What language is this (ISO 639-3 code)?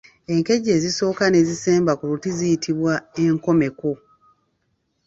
lug